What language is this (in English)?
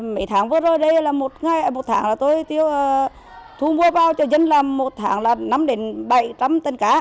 Vietnamese